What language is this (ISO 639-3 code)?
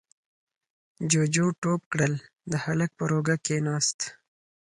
pus